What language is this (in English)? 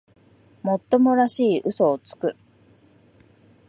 Japanese